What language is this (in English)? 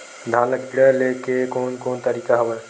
Chhattisgarhi